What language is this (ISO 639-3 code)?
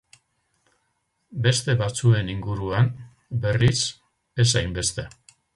eus